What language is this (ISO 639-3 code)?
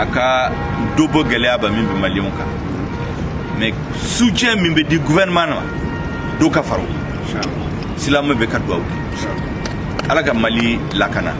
fra